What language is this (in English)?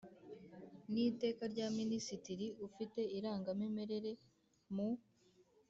Kinyarwanda